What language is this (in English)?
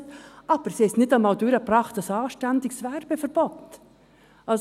Swiss German